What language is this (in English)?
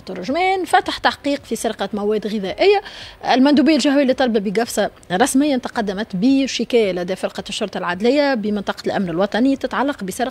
Arabic